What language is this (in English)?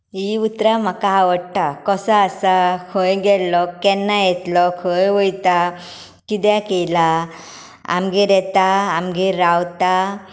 Konkani